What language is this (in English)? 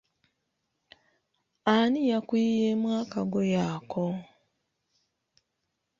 Ganda